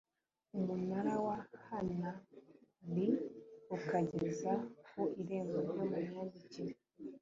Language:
Kinyarwanda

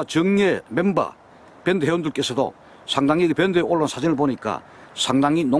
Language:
Korean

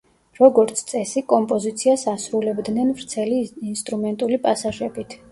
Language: Georgian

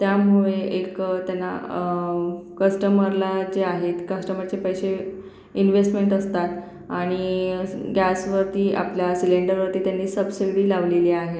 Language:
Marathi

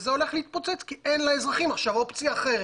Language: Hebrew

